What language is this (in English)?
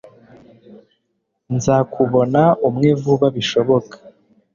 Kinyarwanda